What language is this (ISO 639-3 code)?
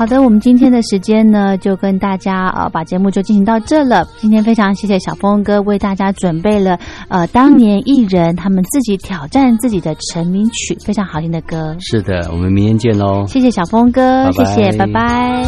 zho